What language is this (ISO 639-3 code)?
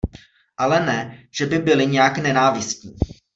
ces